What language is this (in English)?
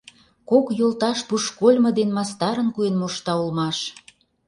Mari